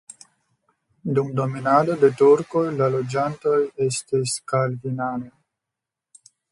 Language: Esperanto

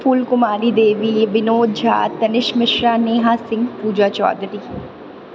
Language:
Maithili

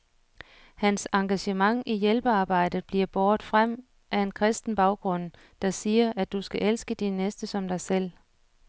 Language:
Danish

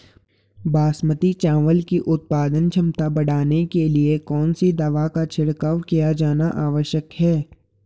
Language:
Hindi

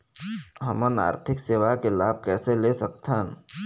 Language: Chhattisgarhi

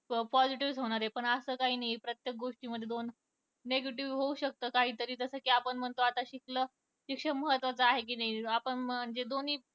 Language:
Marathi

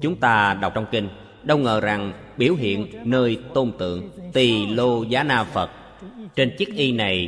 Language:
Vietnamese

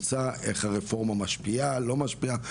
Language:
Hebrew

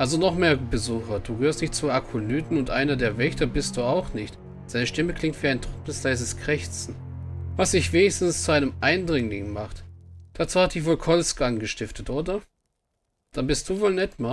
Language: German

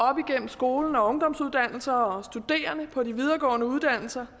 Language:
Danish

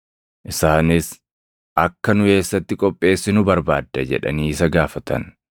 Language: Oromo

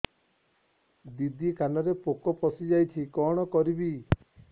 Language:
Odia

